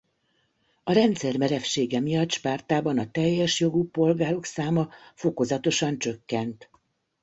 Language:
Hungarian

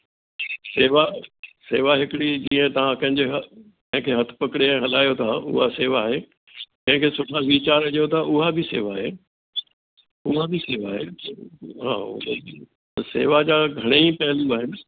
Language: Sindhi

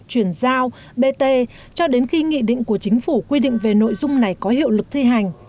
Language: Vietnamese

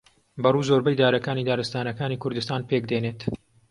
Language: Central Kurdish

